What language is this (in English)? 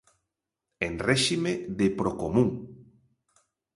Galician